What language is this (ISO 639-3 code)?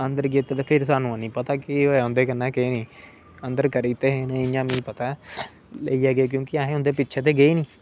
doi